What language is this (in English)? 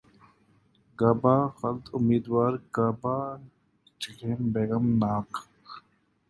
Urdu